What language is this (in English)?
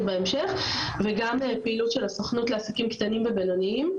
Hebrew